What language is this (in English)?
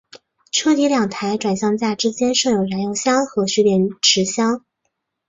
Chinese